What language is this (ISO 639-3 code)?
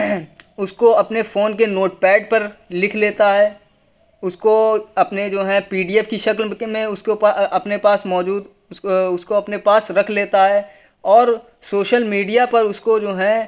urd